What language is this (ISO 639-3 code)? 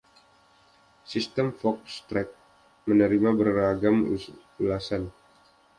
ind